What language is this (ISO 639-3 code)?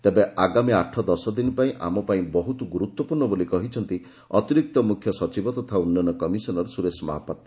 ori